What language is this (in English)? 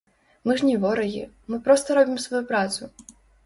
Belarusian